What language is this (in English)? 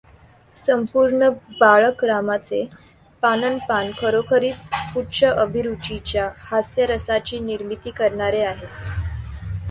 Marathi